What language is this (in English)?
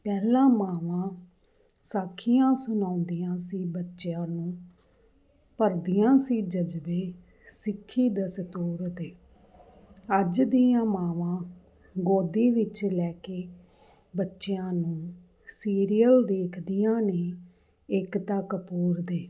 Punjabi